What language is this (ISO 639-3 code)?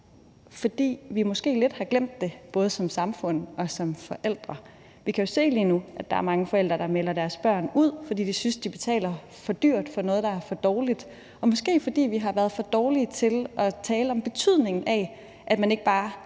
dan